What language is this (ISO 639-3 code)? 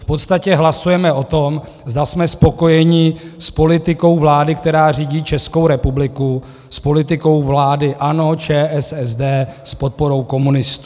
ces